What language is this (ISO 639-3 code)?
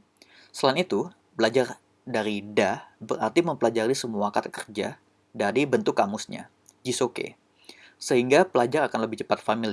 ind